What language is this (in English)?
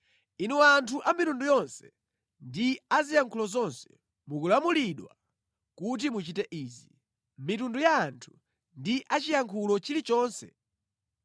Nyanja